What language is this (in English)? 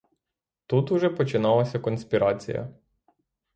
Ukrainian